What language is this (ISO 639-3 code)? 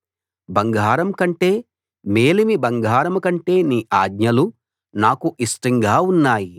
tel